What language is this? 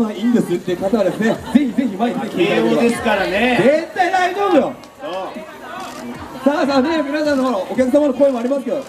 Japanese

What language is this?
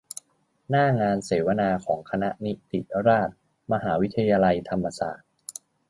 Thai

